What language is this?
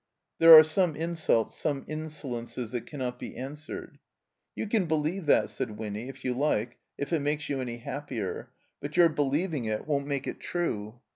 English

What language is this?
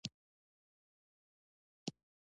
Pashto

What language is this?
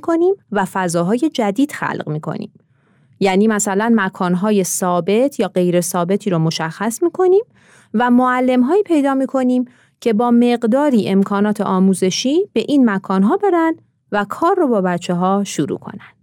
Persian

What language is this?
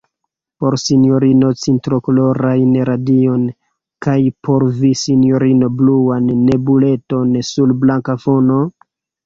Esperanto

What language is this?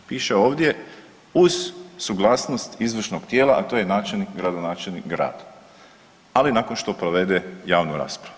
Croatian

